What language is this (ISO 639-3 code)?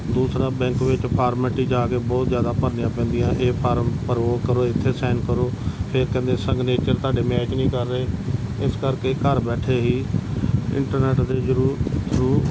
pan